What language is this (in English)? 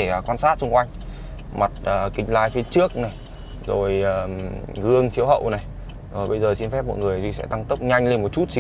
Vietnamese